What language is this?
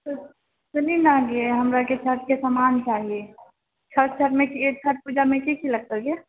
Maithili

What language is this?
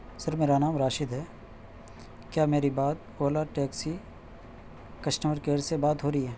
Urdu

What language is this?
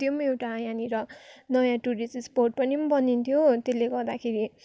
Nepali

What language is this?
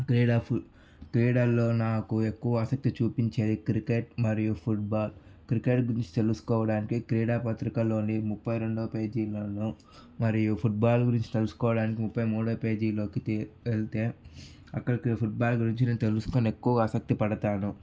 Telugu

